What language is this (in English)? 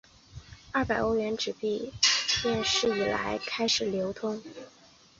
Chinese